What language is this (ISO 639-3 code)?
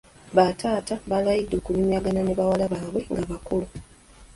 lug